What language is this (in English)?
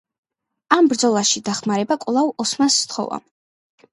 Georgian